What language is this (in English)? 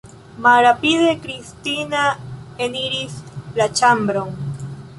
Esperanto